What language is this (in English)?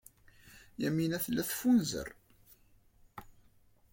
Kabyle